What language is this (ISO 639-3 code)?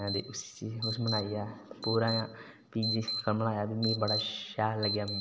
doi